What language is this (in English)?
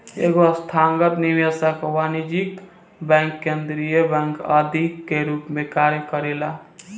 Bhojpuri